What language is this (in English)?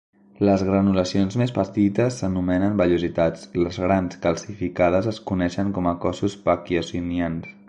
Catalan